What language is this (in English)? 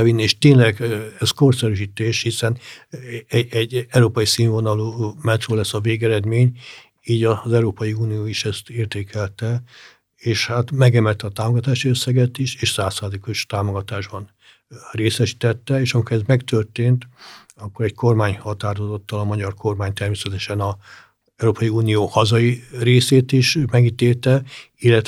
Hungarian